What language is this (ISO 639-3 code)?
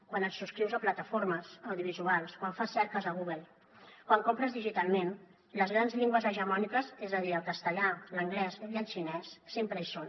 cat